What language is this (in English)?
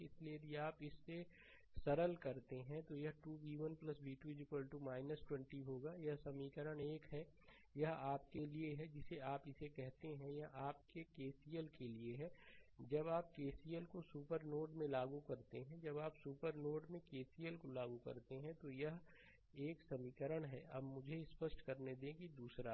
Hindi